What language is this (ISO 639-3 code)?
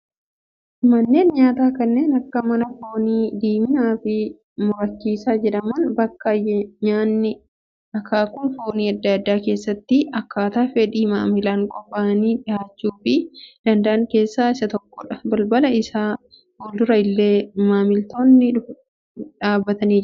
orm